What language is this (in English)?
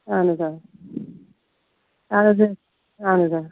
Kashmiri